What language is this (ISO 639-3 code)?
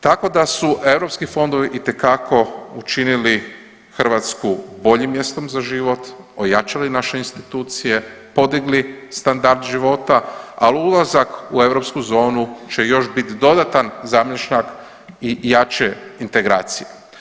hrv